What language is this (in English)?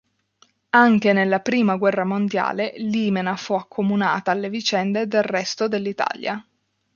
Italian